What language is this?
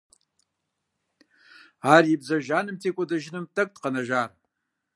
Kabardian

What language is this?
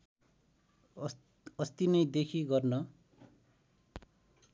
Nepali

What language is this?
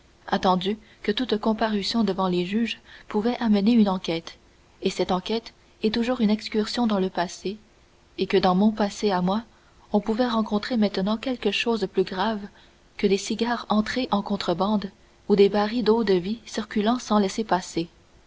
French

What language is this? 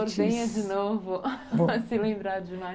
Portuguese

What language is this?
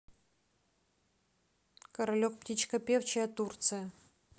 Russian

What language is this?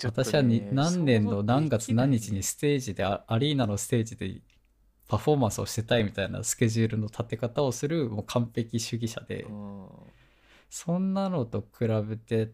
Japanese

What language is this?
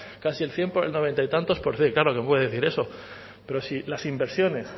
Spanish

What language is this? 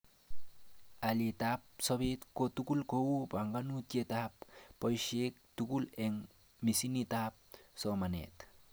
Kalenjin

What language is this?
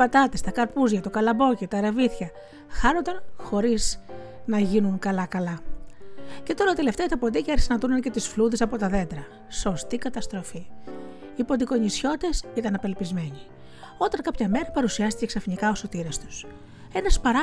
Greek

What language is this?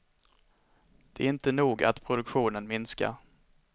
Swedish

